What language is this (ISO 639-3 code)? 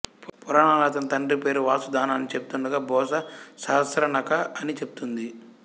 tel